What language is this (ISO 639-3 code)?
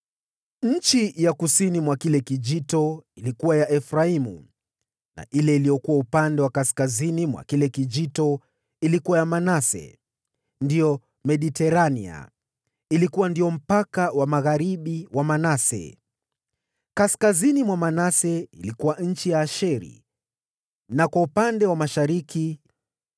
swa